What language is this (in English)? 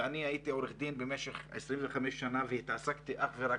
Hebrew